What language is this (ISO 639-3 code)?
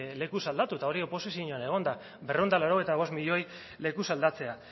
eus